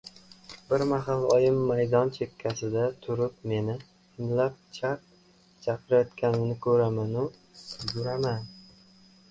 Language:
Uzbek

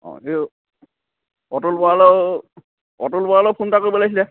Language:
Assamese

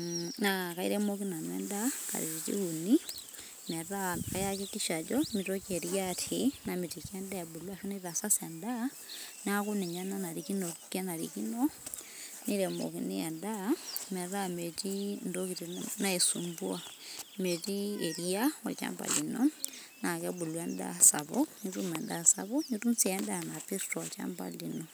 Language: Masai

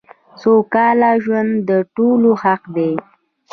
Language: Pashto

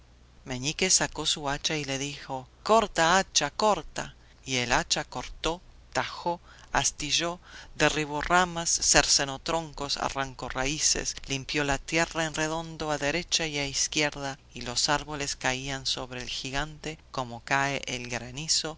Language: Spanish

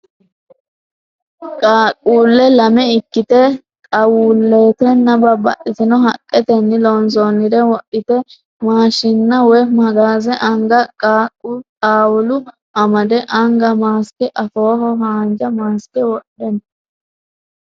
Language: Sidamo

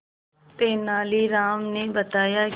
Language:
Hindi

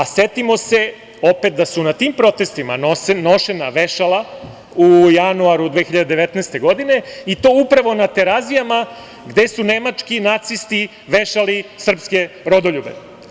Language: Serbian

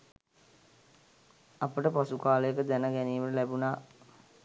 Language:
Sinhala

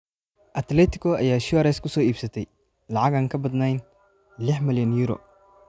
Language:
Somali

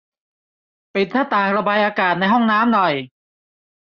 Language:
Thai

